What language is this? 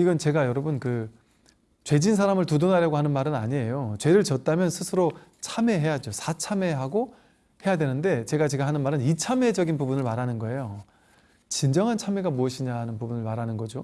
Korean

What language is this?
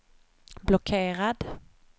Swedish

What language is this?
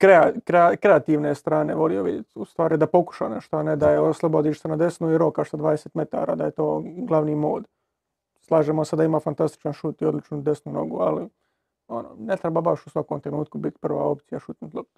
Croatian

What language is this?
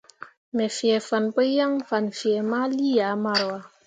Mundang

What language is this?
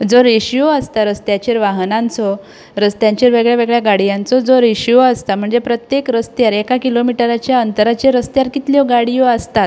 Konkani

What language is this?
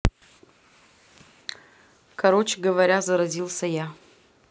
Russian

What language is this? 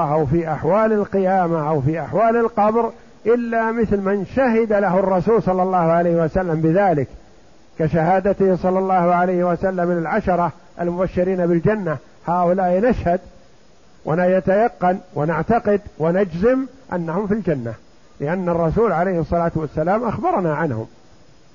Arabic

